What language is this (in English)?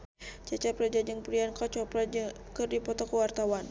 Sundanese